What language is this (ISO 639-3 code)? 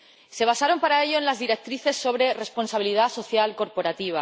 spa